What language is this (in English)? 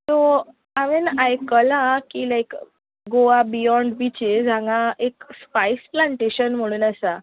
Konkani